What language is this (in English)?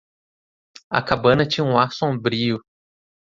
Portuguese